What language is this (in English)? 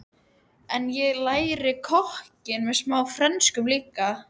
Icelandic